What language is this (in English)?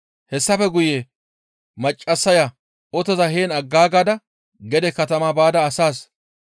Gamo